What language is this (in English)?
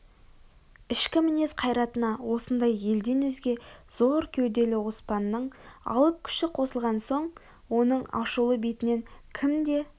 Kazakh